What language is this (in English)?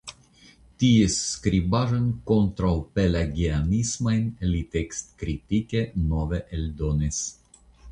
Esperanto